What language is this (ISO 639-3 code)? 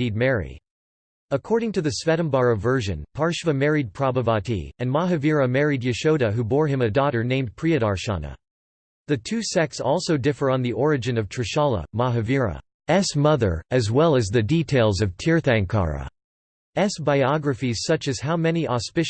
eng